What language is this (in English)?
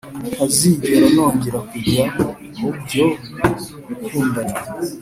Kinyarwanda